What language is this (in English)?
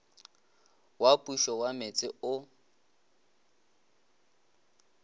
Northern Sotho